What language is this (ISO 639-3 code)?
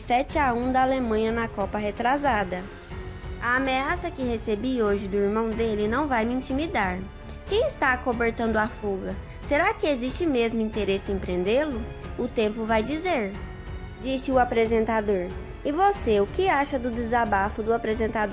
por